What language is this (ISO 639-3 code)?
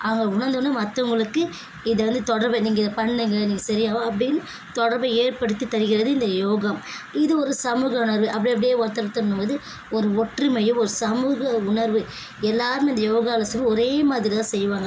tam